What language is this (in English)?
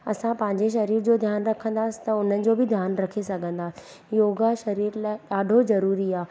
Sindhi